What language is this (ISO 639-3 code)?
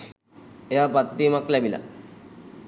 sin